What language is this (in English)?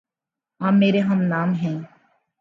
Urdu